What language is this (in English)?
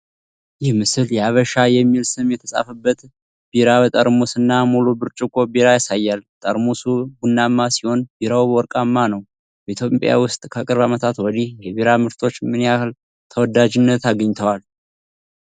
Amharic